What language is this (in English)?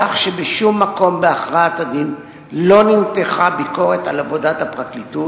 Hebrew